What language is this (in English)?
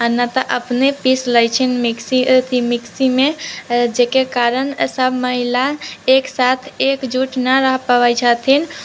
Maithili